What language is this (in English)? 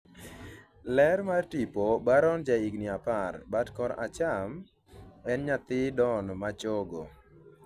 Luo (Kenya and Tanzania)